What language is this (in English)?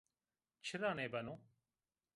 Zaza